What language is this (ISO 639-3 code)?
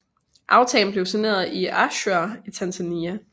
dan